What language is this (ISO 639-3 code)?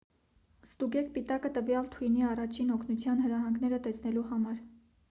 hye